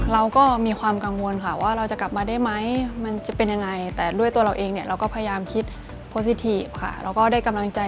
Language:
Thai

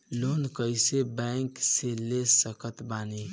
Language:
Bhojpuri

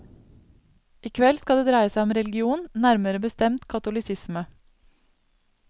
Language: Norwegian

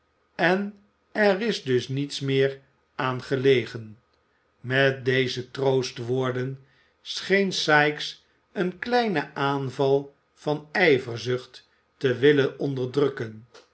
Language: Dutch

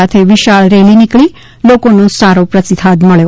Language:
Gujarati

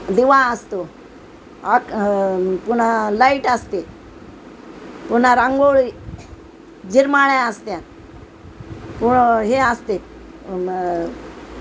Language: Marathi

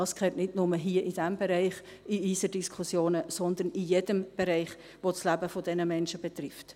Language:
Swiss German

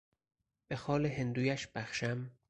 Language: Persian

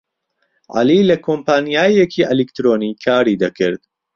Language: Central Kurdish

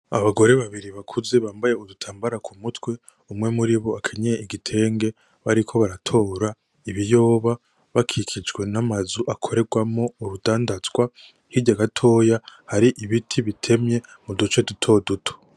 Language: Rundi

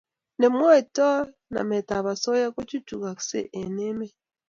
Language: Kalenjin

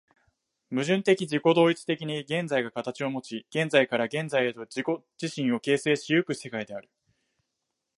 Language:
Japanese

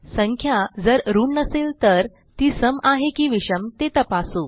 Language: Marathi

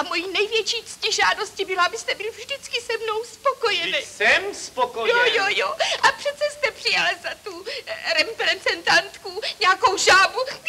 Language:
Czech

